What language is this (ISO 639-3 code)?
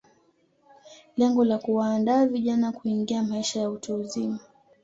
swa